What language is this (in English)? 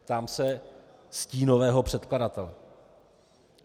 Czech